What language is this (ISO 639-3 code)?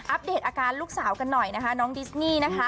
tha